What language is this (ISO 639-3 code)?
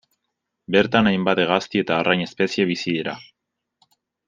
eus